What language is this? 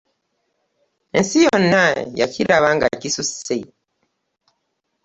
Ganda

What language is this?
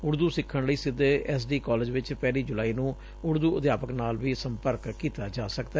Punjabi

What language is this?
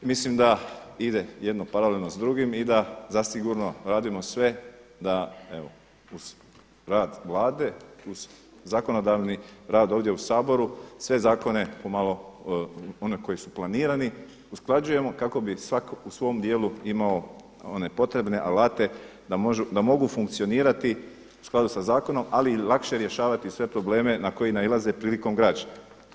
Croatian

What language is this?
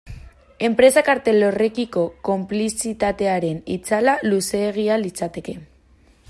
Basque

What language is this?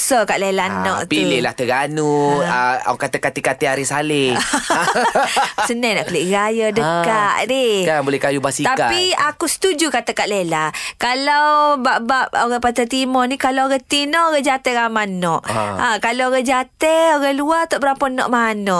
Malay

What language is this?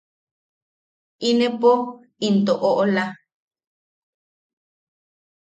Yaqui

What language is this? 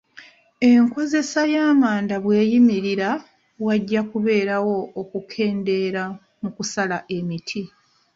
Ganda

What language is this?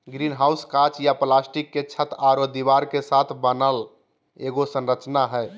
Magahi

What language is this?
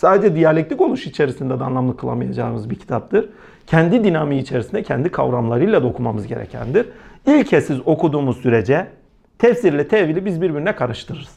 Turkish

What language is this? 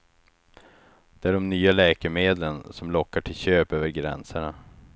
Swedish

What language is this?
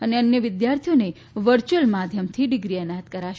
Gujarati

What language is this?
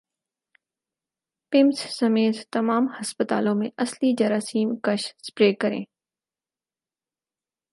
Urdu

